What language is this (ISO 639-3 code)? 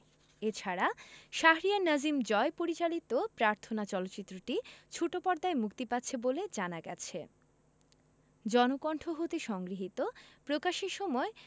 ben